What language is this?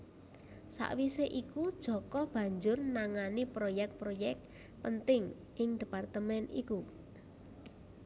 Javanese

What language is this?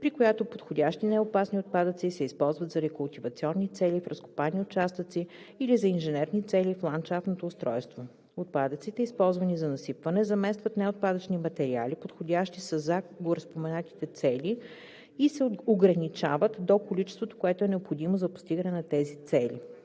Bulgarian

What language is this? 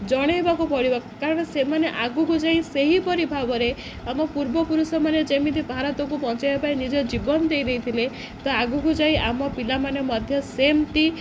Odia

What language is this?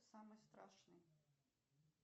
Russian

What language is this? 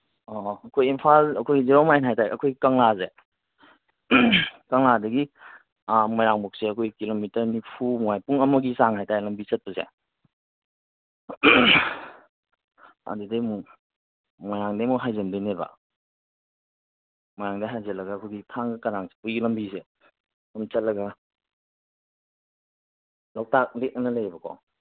Manipuri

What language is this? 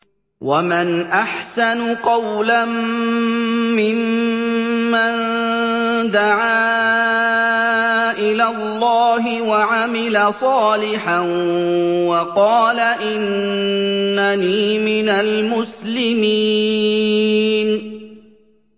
Arabic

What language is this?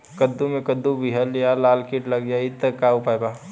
Bhojpuri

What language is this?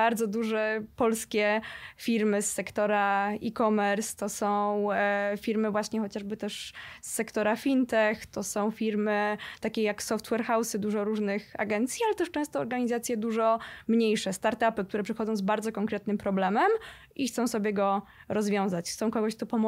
Polish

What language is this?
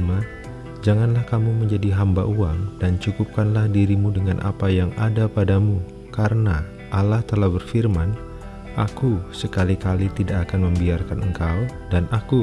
Indonesian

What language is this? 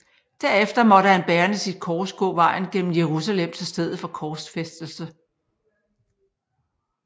Danish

